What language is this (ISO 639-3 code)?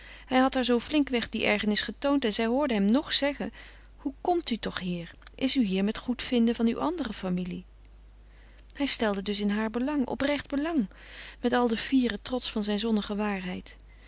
nld